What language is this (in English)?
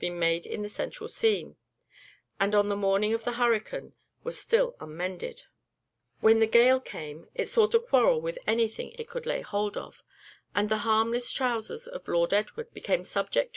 English